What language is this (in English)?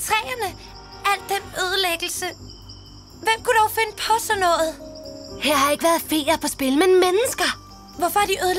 Danish